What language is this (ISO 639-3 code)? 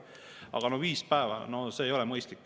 est